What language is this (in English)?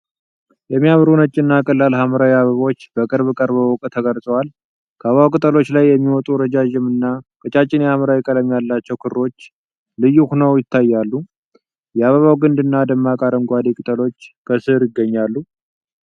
Amharic